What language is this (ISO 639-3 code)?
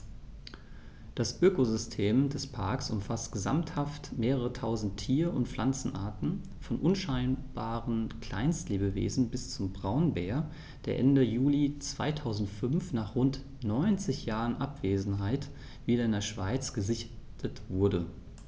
deu